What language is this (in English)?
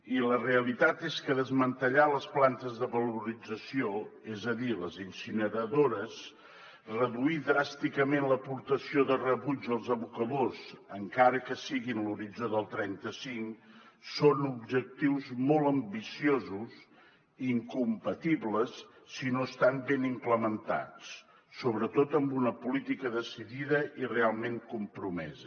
Catalan